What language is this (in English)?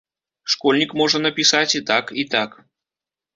Belarusian